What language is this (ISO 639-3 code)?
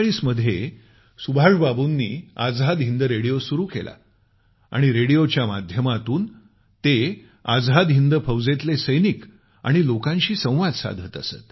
mar